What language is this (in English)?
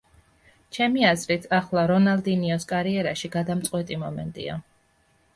Georgian